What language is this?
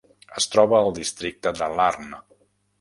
Catalan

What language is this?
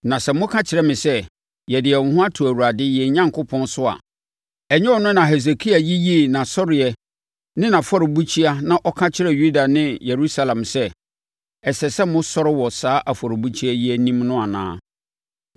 Akan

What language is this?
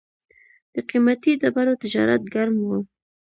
Pashto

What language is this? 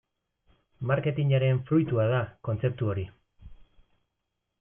Basque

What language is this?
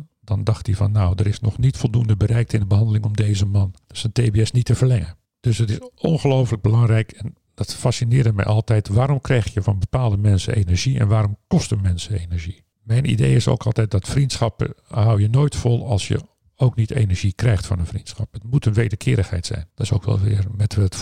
Dutch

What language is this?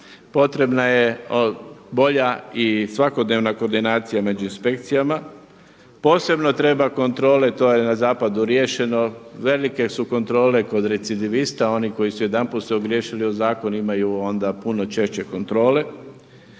Croatian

